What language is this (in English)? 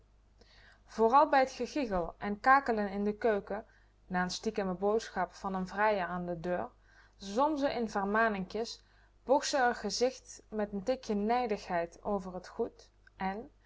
Dutch